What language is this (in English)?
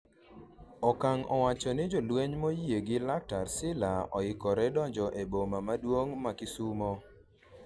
Luo (Kenya and Tanzania)